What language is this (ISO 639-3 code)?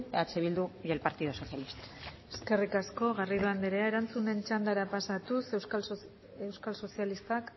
eus